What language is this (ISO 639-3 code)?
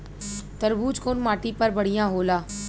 bho